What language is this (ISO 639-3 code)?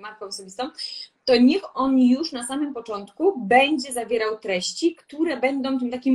pol